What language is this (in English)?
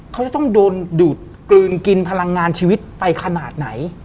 Thai